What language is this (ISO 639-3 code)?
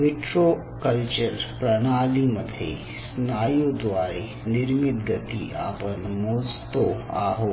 mar